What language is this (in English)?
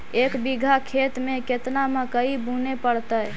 Magahi